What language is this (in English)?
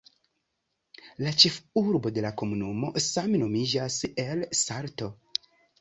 Esperanto